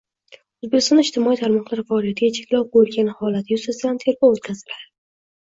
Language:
Uzbek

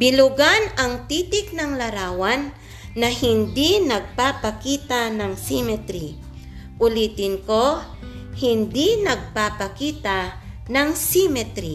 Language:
Filipino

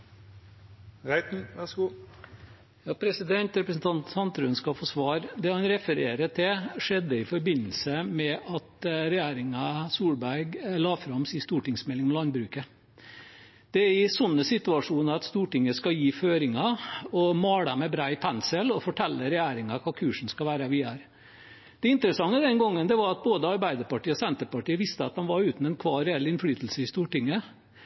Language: Norwegian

